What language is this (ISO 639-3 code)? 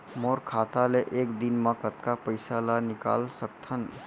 hne